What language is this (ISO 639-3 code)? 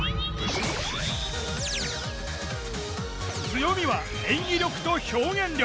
jpn